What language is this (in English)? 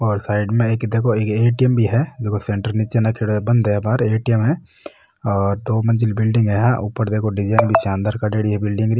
Marwari